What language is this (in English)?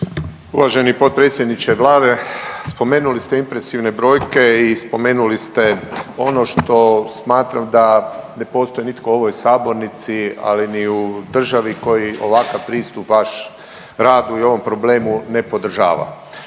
Croatian